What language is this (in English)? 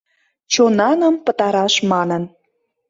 Mari